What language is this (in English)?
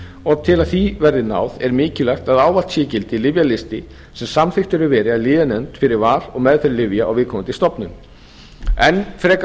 Icelandic